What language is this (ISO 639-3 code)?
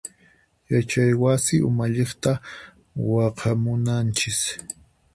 qxp